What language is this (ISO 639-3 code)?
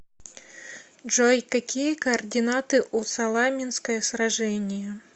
rus